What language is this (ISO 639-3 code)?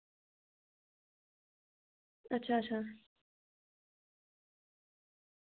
doi